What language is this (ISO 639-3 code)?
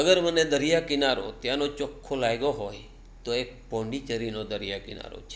guj